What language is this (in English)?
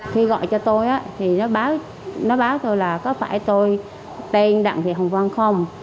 Vietnamese